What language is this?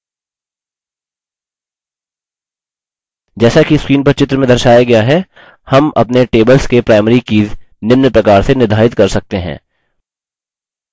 Hindi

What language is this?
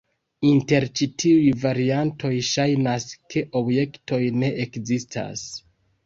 Esperanto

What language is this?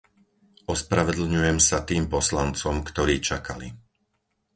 Slovak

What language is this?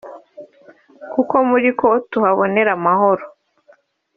Kinyarwanda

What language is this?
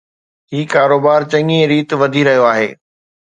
Sindhi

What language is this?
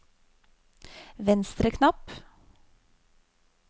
Norwegian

